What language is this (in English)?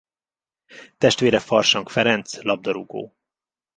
Hungarian